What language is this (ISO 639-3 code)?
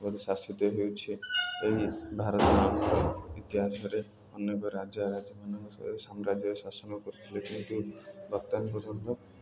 ori